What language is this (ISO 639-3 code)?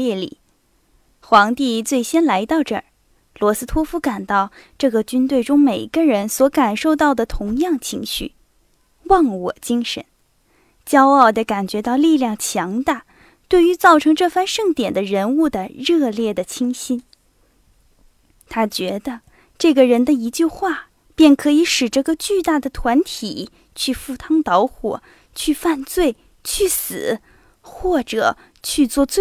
zho